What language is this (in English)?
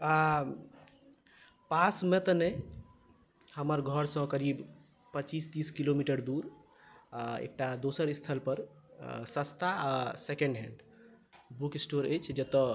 Maithili